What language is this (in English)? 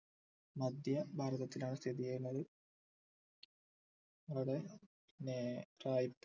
Malayalam